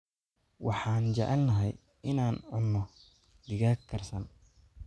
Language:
Somali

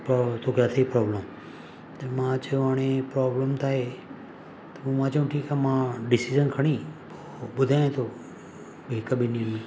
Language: Sindhi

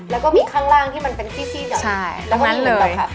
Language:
Thai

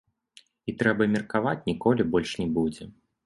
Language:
Belarusian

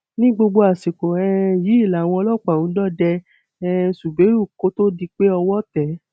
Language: Yoruba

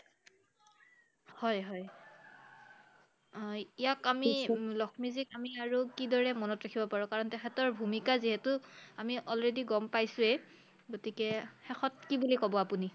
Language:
Assamese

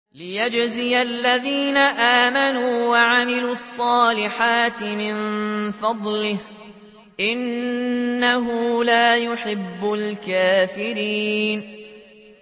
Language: Arabic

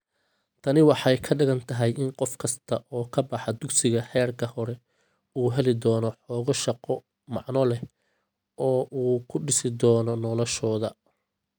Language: Somali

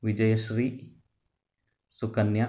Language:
Kannada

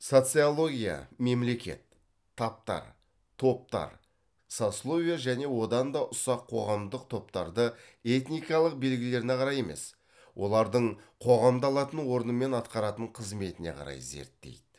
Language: Kazakh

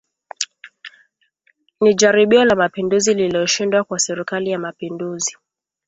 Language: Swahili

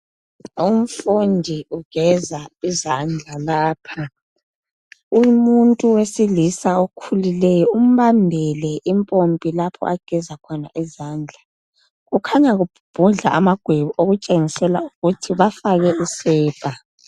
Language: North Ndebele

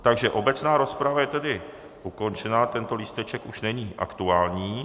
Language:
Czech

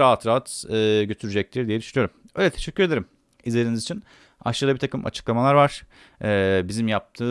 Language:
Turkish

